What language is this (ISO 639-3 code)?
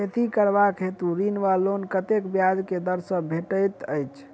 mai